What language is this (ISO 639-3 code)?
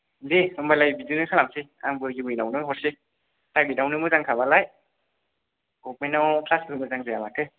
brx